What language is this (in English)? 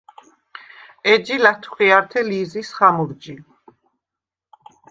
Svan